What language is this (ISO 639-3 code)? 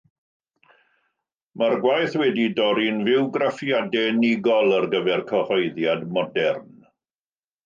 cym